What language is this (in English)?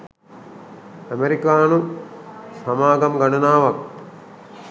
Sinhala